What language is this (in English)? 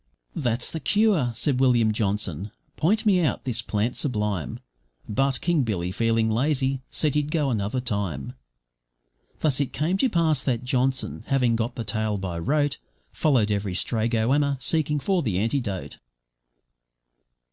English